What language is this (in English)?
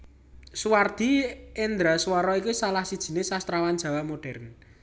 Javanese